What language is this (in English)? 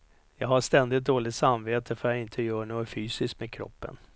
Swedish